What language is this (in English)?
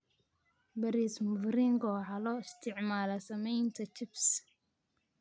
Somali